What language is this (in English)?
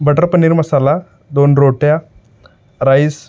Marathi